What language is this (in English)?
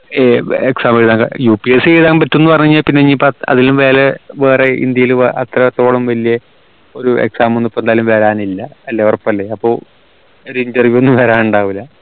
Malayalam